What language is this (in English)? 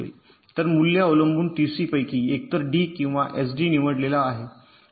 Marathi